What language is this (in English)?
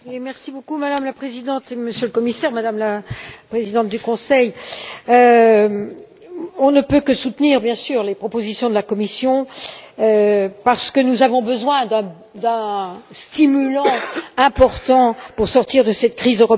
French